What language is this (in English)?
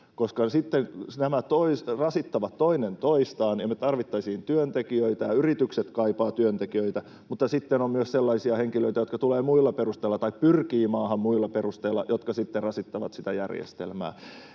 Finnish